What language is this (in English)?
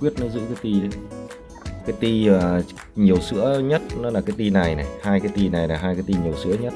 Vietnamese